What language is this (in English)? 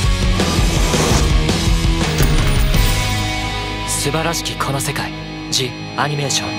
Japanese